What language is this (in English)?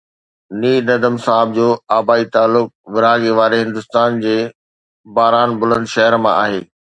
Sindhi